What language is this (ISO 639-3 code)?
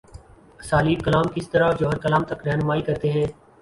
urd